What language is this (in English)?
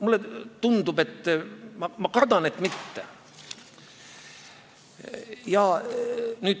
Estonian